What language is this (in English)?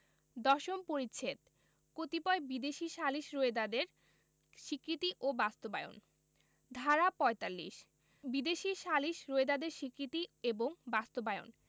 Bangla